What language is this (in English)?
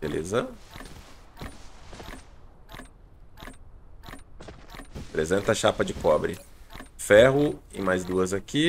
Portuguese